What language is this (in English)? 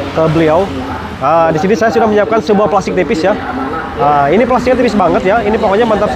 Indonesian